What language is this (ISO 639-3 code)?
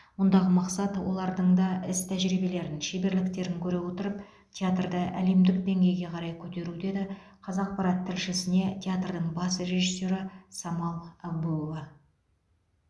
kaz